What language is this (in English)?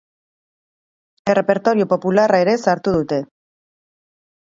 Basque